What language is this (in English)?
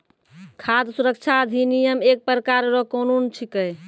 Maithili